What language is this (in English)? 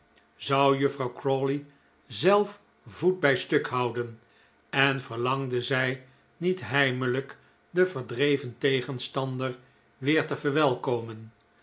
Dutch